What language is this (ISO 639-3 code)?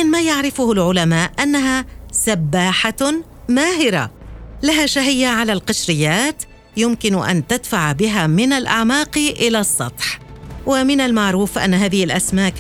ara